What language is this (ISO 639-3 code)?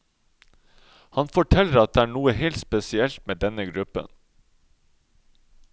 nor